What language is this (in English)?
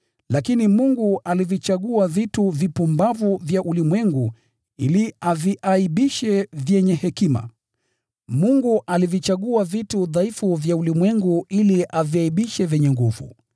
Swahili